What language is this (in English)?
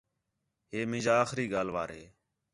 Khetrani